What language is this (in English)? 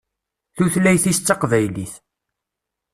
Kabyle